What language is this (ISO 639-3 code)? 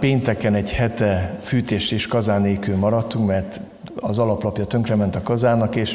hun